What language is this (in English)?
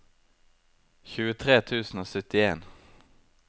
Norwegian